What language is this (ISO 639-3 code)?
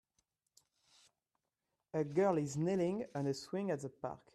eng